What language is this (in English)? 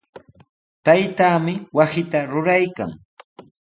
Sihuas Ancash Quechua